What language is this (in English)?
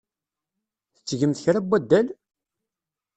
Kabyle